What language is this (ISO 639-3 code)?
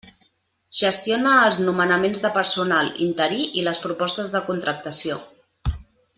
cat